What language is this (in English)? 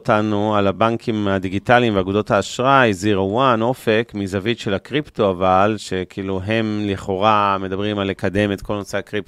Hebrew